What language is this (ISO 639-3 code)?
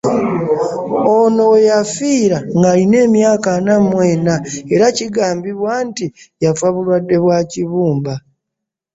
lug